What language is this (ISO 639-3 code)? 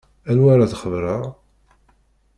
kab